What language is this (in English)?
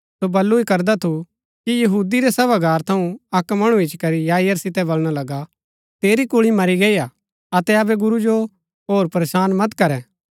Gaddi